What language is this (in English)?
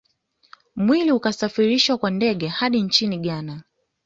Swahili